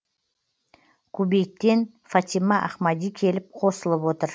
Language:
Kazakh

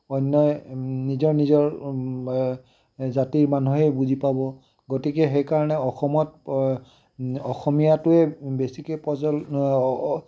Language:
Assamese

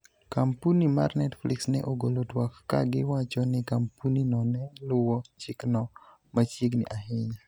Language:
Luo (Kenya and Tanzania)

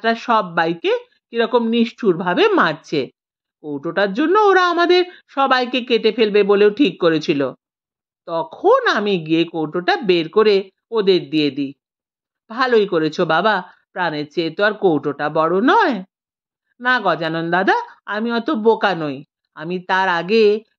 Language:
Bangla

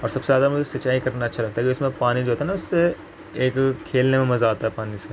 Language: Urdu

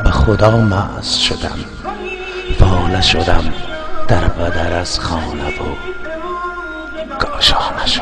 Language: Persian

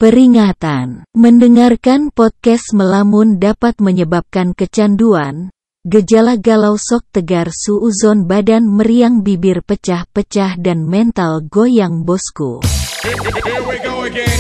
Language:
Indonesian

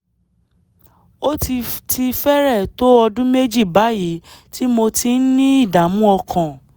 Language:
Yoruba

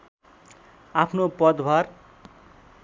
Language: Nepali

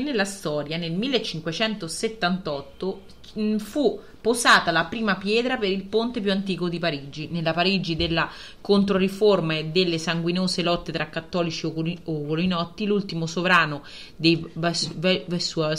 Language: Italian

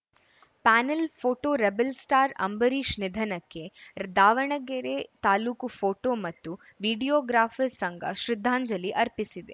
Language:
Kannada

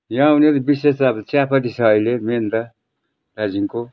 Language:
Nepali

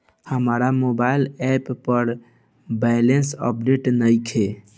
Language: Bhojpuri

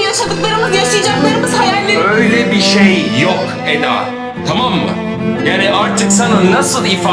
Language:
Turkish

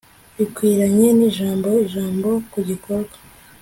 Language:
Kinyarwanda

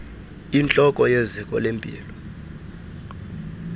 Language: Xhosa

